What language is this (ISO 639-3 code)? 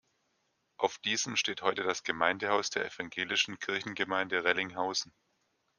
deu